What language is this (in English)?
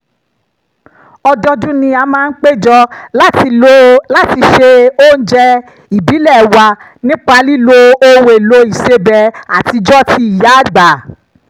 Yoruba